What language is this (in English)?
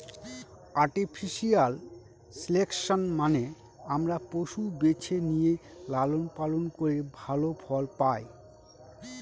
Bangla